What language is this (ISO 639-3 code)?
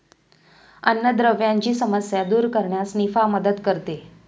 mar